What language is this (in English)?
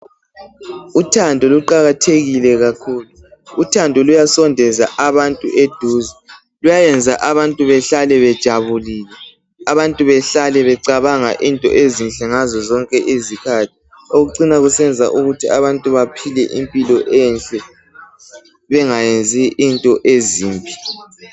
North Ndebele